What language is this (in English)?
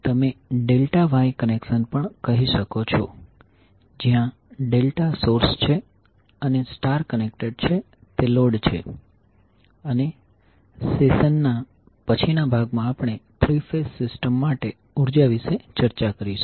Gujarati